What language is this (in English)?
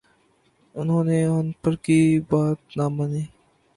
Urdu